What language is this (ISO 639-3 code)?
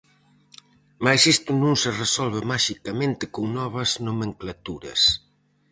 glg